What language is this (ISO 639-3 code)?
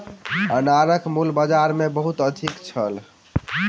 mai